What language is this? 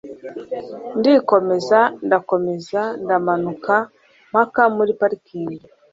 Kinyarwanda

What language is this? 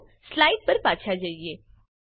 Gujarati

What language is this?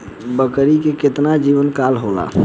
Bhojpuri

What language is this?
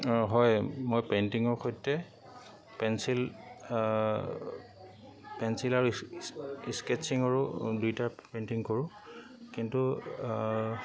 Assamese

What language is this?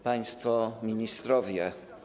Polish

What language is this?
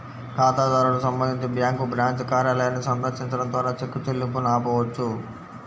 Telugu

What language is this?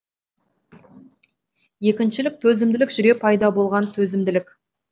Kazakh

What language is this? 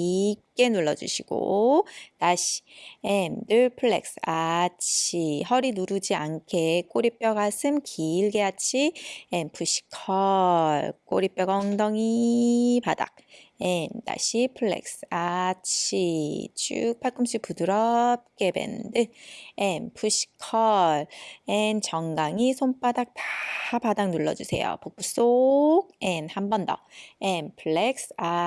Korean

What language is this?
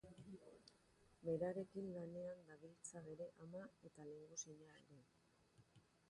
Basque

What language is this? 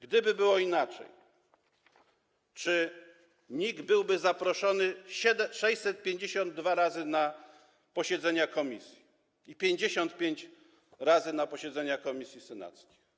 Polish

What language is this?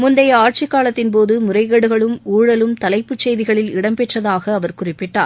Tamil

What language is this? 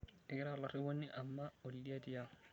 Masai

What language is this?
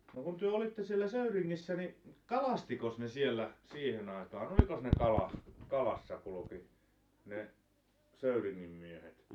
Finnish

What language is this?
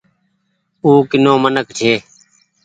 Goaria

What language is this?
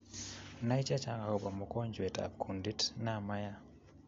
Kalenjin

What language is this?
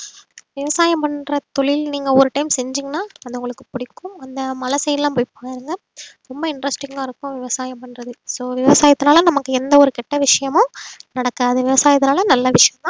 Tamil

